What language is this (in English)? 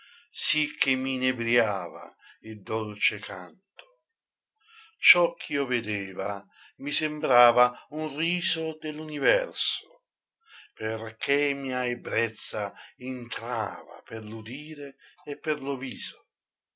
Italian